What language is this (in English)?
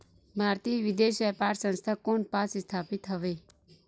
Chhattisgarhi